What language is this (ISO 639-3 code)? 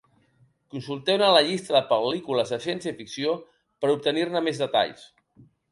cat